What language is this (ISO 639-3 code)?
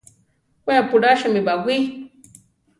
tar